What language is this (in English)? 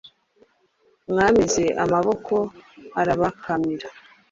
Kinyarwanda